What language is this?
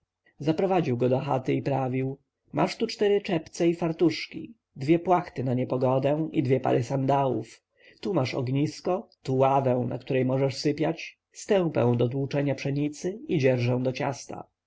Polish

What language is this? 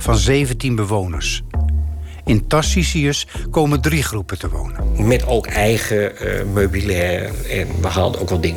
Dutch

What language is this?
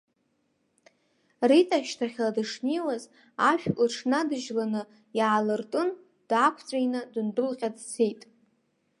Abkhazian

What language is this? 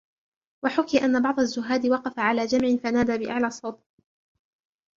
Arabic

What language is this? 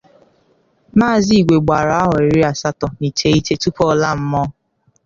Igbo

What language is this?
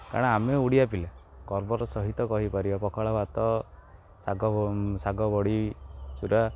Odia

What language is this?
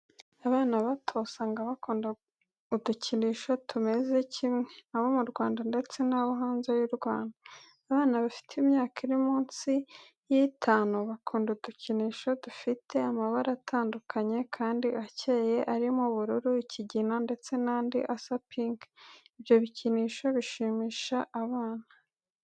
Kinyarwanda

